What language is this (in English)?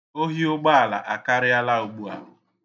Igbo